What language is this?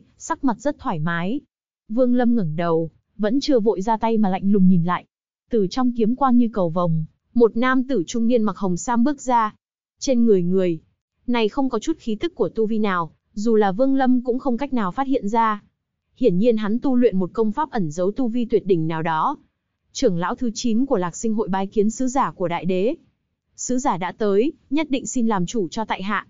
Vietnamese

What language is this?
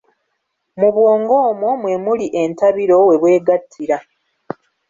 Ganda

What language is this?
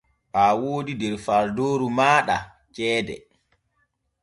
Borgu Fulfulde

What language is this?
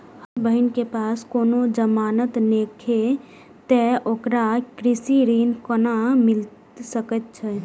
Maithili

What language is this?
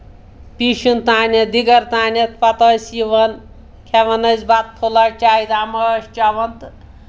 Kashmiri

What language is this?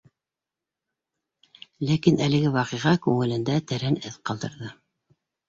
Bashkir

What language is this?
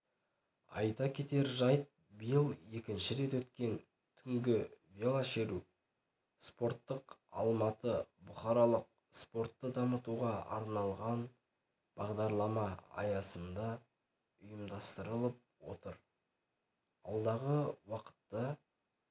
Kazakh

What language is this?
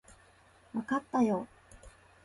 Japanese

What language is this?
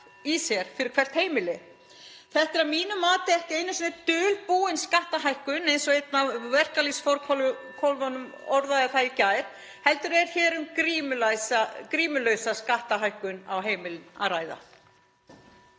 Icelandic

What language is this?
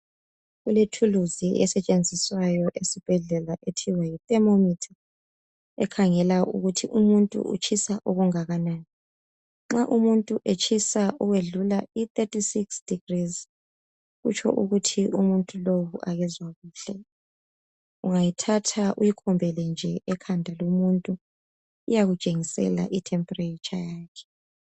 North Ndebele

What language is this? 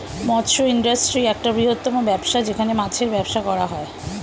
Bangla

